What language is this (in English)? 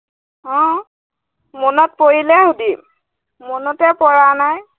Assamese